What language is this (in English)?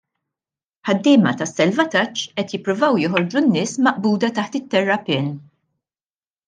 Maltese